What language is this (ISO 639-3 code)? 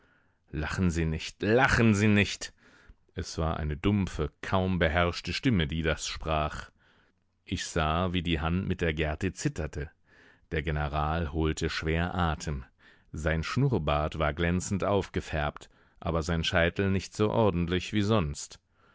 deu